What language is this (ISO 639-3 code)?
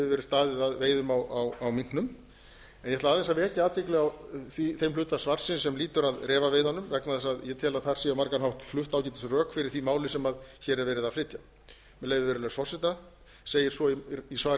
isl